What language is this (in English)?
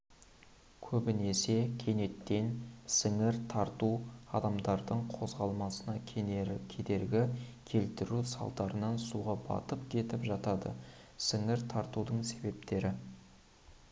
Kazakh